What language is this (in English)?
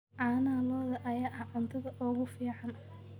Somali